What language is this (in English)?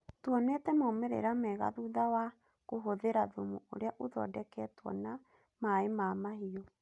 Kikuyu